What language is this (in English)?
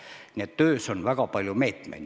Estonian